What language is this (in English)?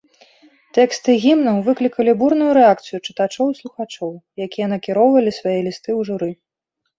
Belarusian